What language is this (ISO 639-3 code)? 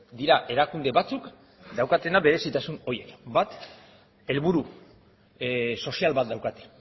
eus